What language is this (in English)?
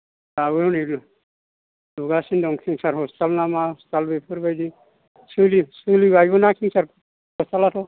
Bodo